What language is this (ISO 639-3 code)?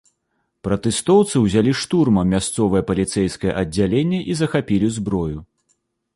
bel